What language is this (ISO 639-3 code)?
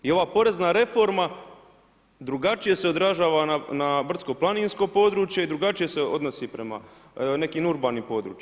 hrv